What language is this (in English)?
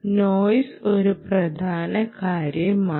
Malayalam